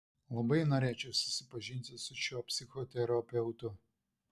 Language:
Lithuanian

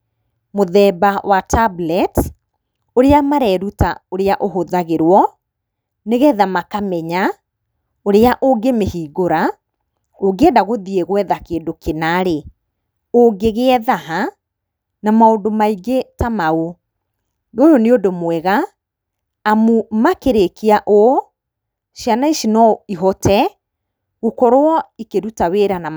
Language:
Kikuyu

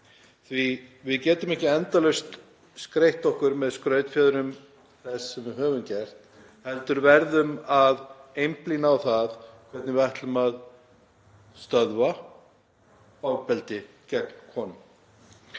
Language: Icelandic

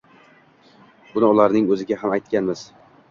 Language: Uzbek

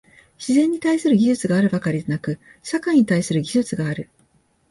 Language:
Japanese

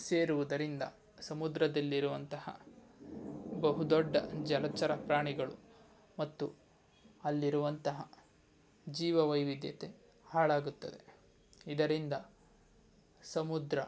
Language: Kannada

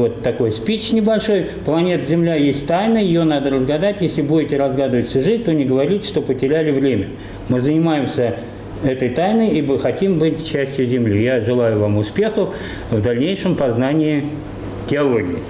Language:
Russian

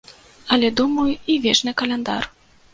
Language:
Belarusian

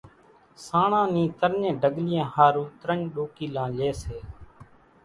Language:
Kachi Koli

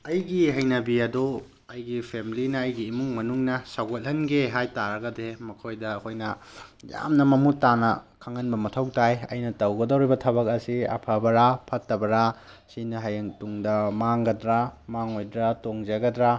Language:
Manipuri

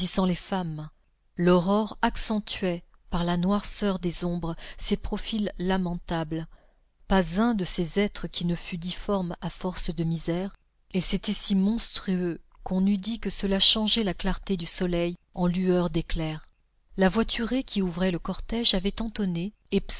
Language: French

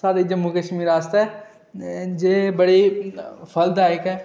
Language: Dogri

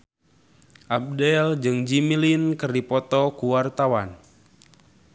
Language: Sundanese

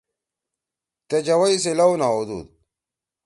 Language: Torwali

